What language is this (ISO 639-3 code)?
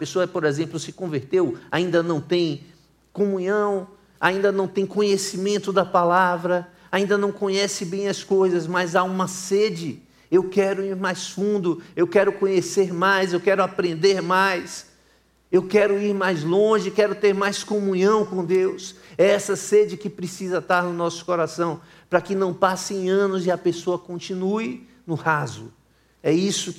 por